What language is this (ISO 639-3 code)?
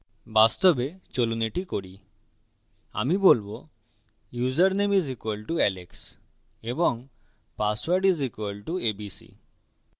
ben